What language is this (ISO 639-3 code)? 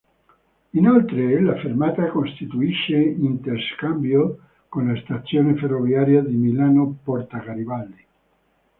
ita